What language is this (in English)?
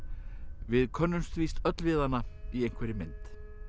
Icelandic